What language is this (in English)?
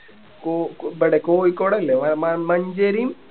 Malayalam